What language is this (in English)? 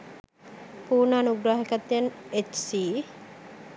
Sinhala